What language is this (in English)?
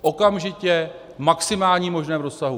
Czech